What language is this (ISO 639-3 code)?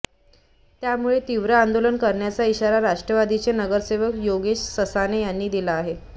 mar